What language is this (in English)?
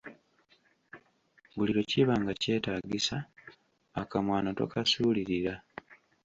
Ganda